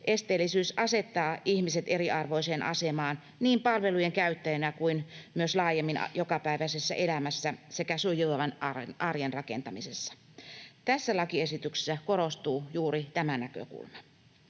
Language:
Finnish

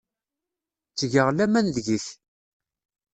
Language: Kabyle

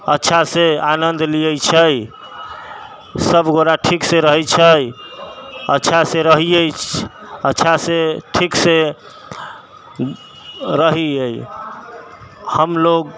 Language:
Maithili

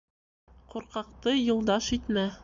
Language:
Bashkir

